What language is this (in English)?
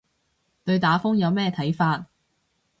Cantonese